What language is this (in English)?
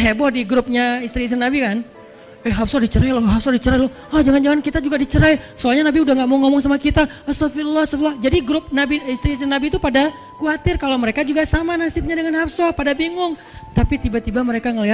Indonesian